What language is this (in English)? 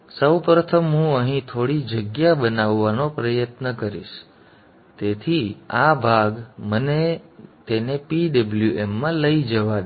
Gujarati